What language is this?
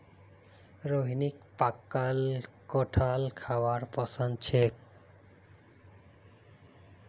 Magahi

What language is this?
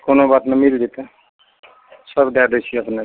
Maithili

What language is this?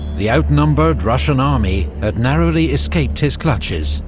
English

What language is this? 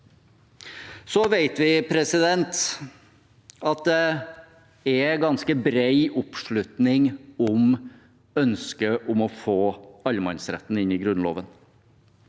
Norwegian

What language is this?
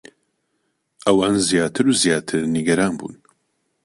Central Kurdish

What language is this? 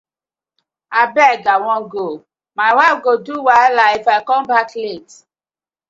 Nigerian Pidgin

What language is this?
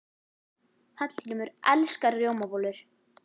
Icelandic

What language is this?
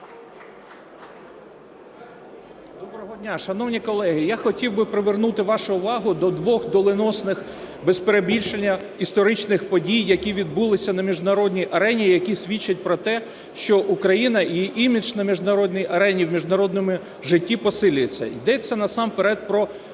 Ukrainian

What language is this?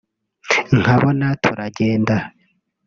Kinyarwanda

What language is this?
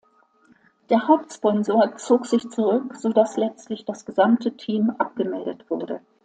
German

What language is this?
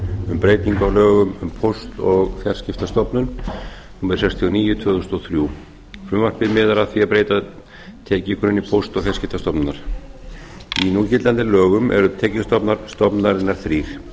Icelandic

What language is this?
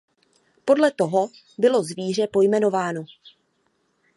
Czech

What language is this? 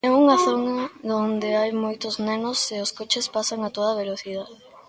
Galician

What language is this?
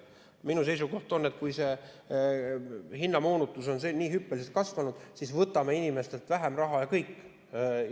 Estonian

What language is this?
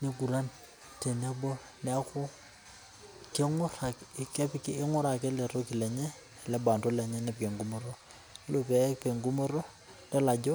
Masai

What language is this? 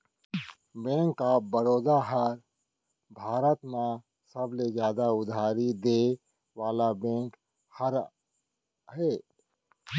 Chhattisgarhi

